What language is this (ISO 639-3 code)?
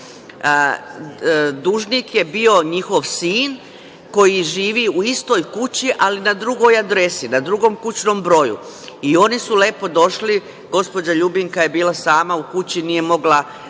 srp